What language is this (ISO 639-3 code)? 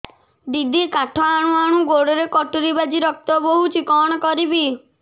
ori